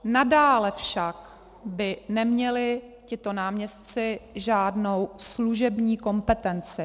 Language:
Czech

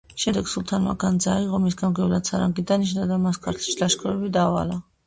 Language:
Georgian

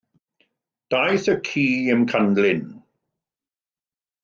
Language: Welsh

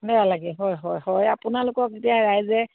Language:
Assamese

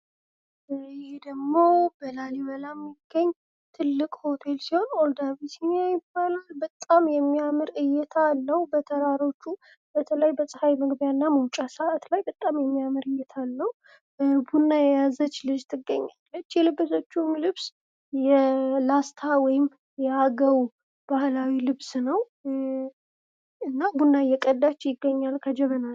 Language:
Amharic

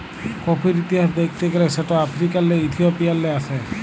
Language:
Bangla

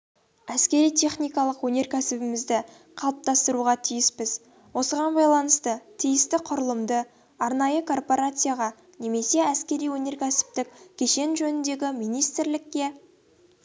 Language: Kazakh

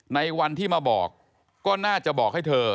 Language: Thai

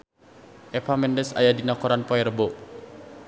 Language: Sundanese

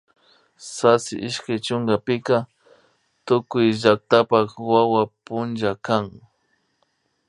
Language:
Imbabura Highland Quichua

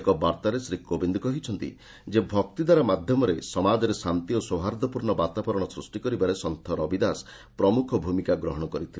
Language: Odia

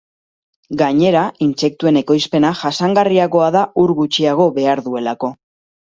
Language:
Basque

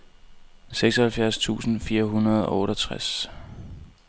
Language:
Danish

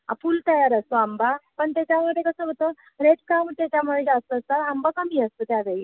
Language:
Marathi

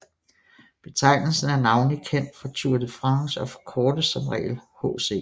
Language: Danish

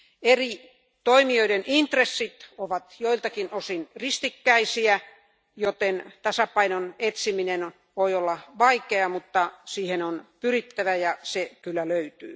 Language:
Finnish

